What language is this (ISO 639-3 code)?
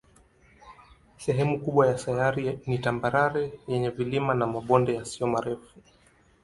swa